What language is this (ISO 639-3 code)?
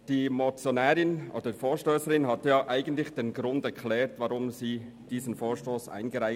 gsw